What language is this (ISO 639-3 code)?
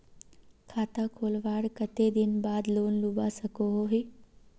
mag